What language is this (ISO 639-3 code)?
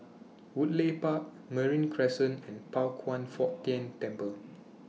eng